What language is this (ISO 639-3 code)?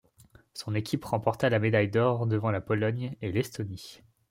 fra